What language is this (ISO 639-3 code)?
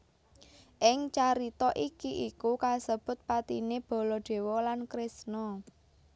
jav